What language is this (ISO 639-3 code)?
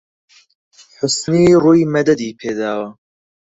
ckb